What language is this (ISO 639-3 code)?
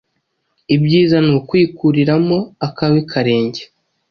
kin